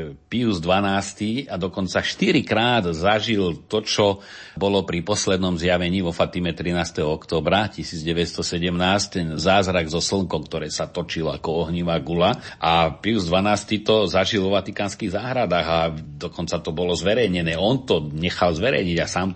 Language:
Slovak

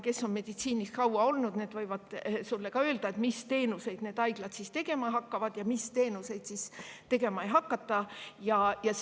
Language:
Estonian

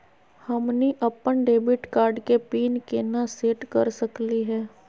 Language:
Magahi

